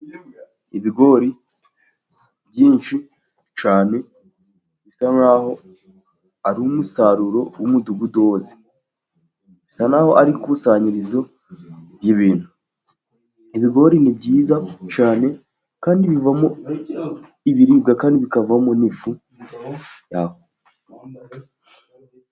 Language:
Kinyarwanda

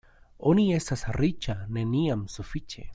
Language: Esperanto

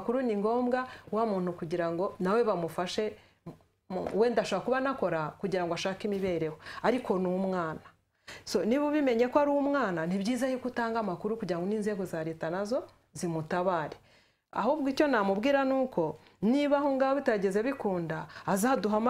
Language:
Romanian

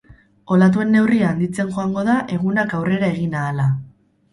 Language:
Basque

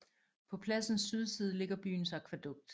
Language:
Danish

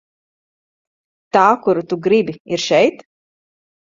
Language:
Latvian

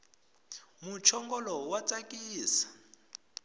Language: Tsonga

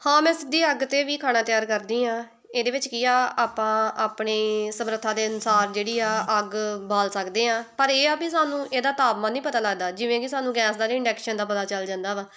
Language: Punjabi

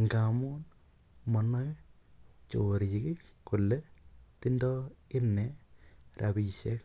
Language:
Kalenjin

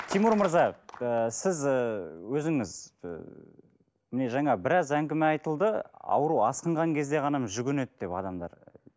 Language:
Kazakh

